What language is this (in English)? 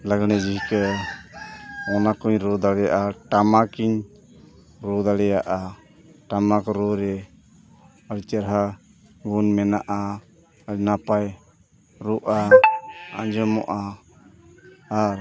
Santali